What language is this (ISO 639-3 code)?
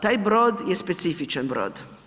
hrv